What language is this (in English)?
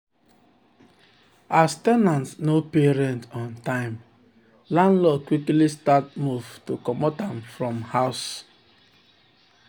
Nigerian Pidgin